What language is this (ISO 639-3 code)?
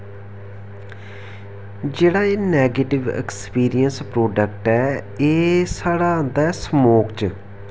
doi